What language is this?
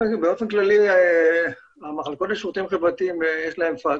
Hebrew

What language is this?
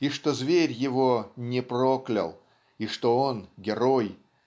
Russian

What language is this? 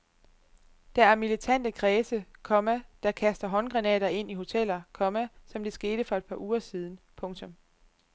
Danish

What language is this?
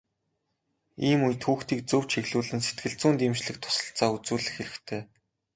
Mongolian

